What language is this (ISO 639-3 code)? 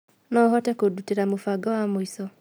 kik